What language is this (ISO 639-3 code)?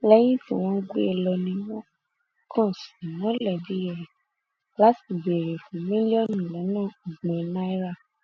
yor